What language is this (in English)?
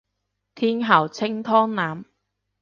Cantonese